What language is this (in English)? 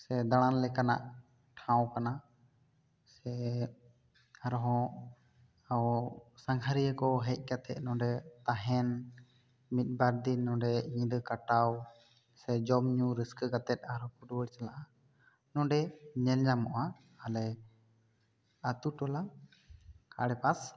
Santali